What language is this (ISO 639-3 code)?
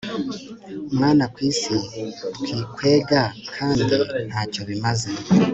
kin